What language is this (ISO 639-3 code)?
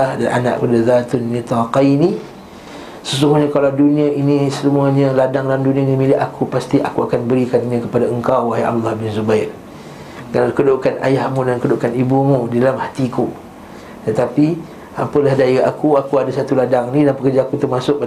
msa